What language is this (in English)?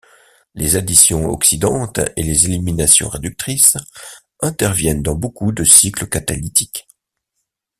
French